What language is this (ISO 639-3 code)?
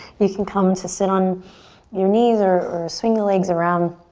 eng